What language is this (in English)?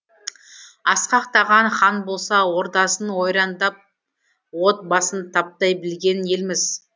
Kazakh